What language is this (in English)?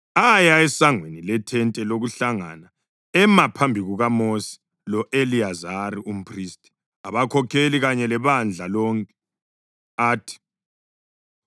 North Ndebele